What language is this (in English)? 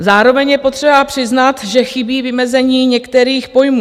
Czech